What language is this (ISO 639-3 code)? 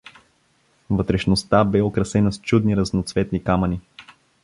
bul